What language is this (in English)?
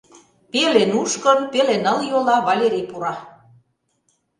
Mari